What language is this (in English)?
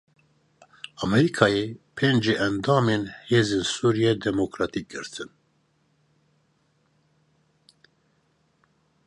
Kurdish